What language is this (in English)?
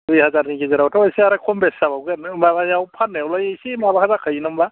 Bodo